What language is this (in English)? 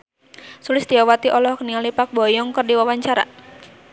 Sundanese